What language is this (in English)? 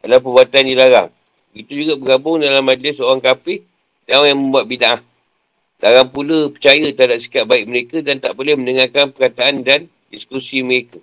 Malay